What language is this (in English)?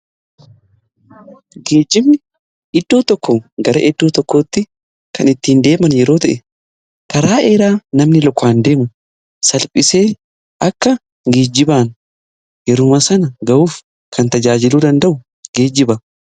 Oromo